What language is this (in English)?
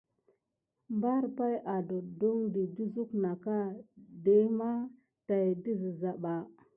Gidar